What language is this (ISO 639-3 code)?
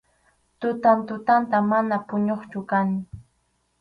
qxu